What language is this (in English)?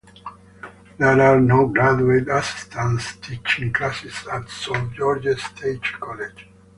English